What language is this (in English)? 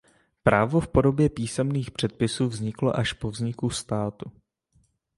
Czech